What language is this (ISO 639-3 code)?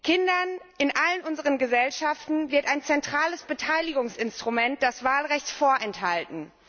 deu